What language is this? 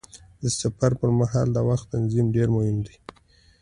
Pashto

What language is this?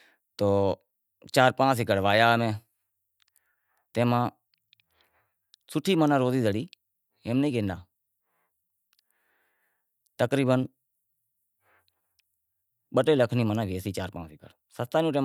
Wadiyara Koli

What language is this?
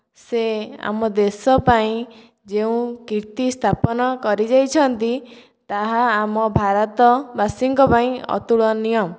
Odia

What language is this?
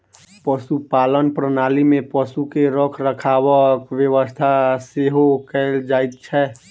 Maithili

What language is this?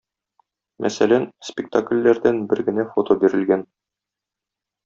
Tatar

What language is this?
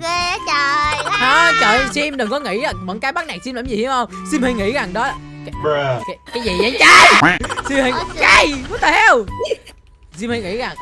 Vietnamese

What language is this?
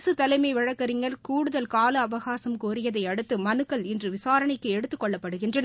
Tamil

